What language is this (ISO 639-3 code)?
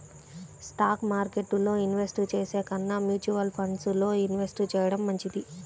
tel